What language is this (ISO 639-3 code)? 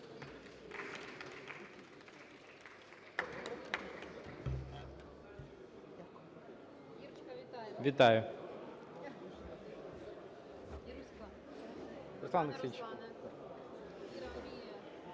ukr